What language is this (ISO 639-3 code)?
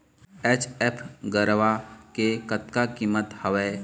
hne